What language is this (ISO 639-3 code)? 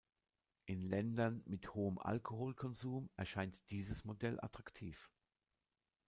deu